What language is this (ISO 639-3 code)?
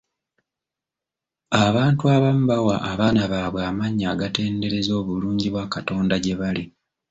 lug